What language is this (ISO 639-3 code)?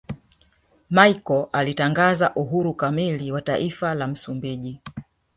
swa